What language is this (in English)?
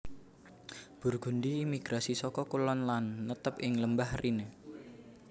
Javanese